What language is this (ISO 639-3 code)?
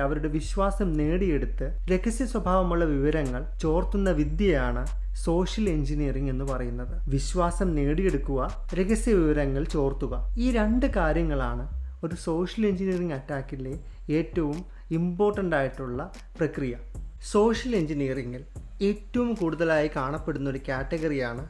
mal